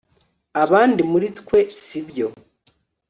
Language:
Kinyarwanda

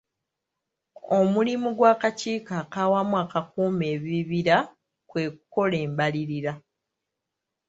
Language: Ganda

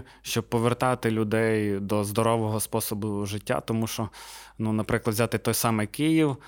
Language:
Ukrainian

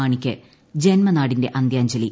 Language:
Malayalam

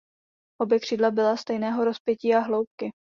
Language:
Czech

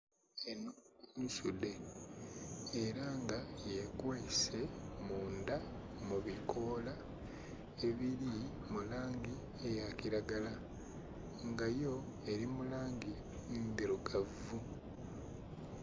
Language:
Soga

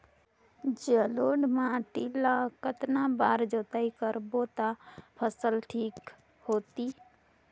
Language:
Chhattisgarhi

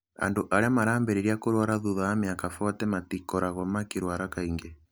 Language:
Kikuyu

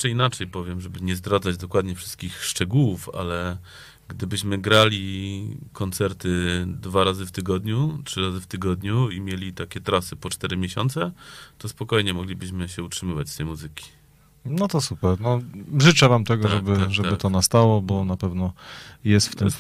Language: Polish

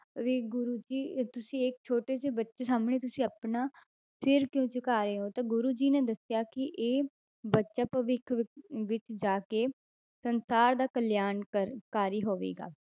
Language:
Punjabi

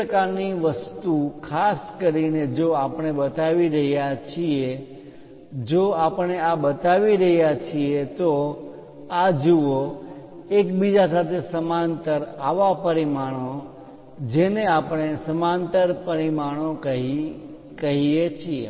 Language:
Gujarati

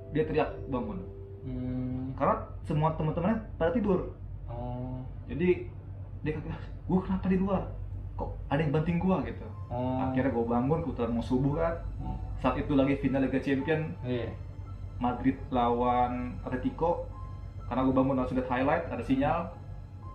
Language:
Indonesian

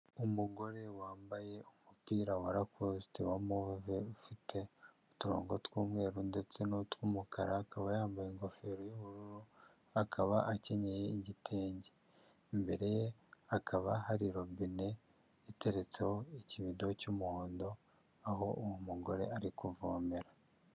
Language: Kinyarwanda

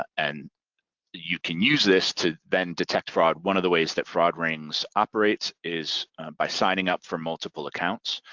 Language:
English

